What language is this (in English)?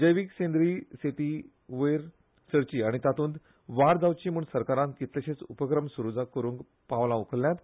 Konkani